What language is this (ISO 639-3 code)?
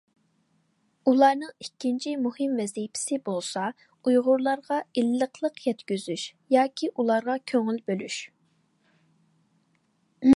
uig